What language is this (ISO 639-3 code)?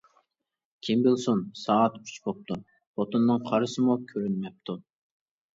uig